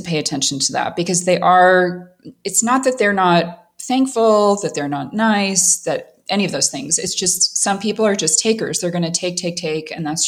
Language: English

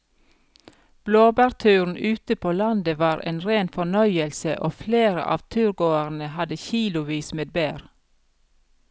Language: Norwegian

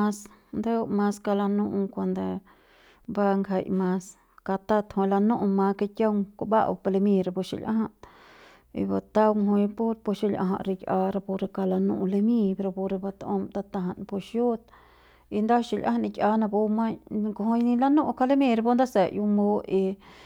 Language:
Central Pame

